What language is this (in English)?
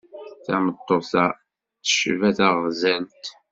Kabyle